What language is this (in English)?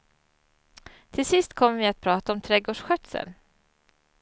Swedish